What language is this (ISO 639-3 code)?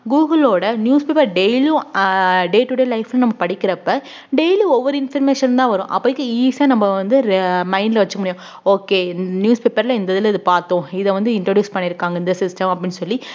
tam